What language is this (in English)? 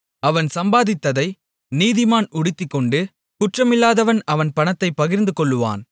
Tamil